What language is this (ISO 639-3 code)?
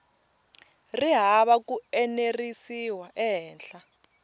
tso